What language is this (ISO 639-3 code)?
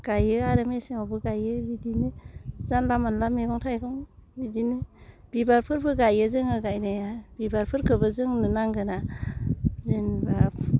brx